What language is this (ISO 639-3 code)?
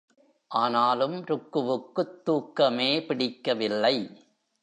tam